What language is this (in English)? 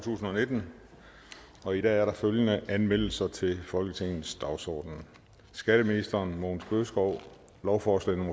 Danish